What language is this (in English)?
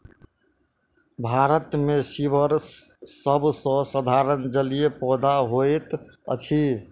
Maithili